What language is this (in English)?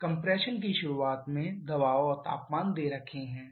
Hindi